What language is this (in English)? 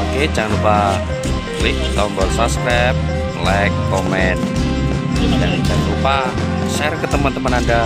Indonesian